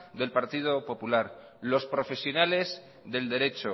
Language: Spanish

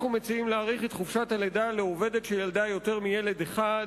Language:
Hebrew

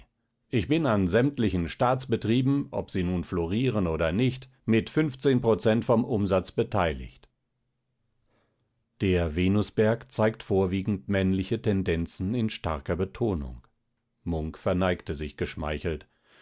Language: German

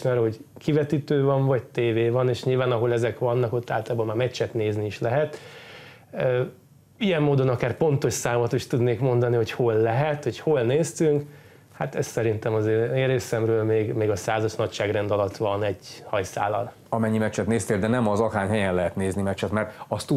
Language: Hungarian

